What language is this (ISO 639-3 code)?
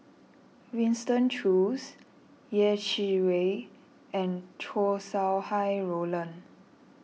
eng